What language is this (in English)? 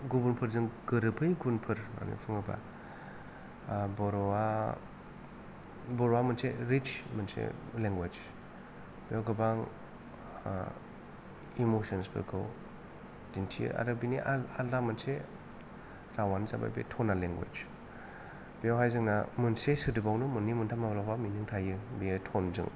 Bodo